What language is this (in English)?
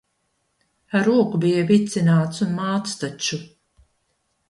Latvian